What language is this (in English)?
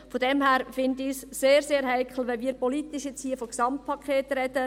Swiss German